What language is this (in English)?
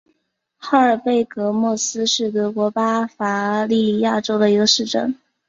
Chinese